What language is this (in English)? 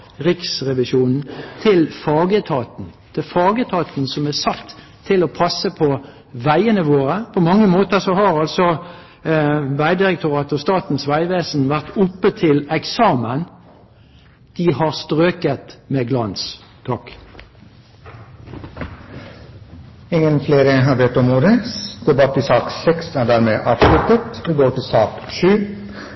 Norwegian